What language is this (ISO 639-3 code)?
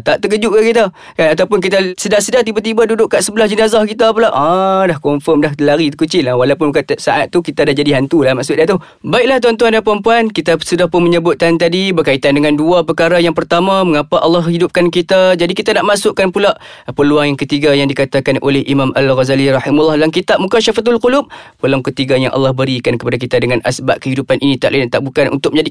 msa